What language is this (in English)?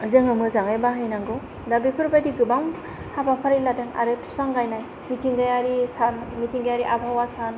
Bodo